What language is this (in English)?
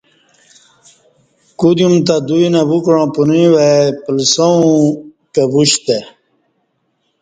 Kati